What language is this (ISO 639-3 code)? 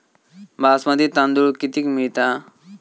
mar